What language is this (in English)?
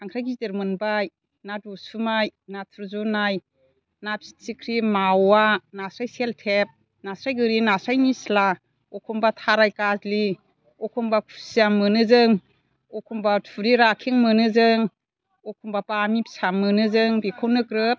Bodo